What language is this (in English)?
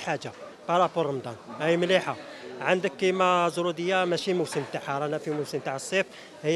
Arabic